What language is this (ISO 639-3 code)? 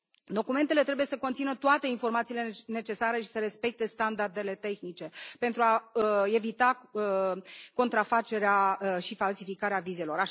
ron